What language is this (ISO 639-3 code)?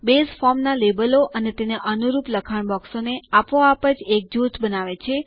guj